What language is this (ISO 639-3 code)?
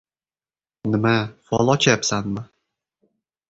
uzb